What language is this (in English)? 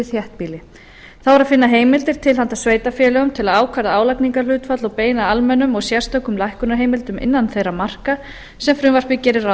Icelandic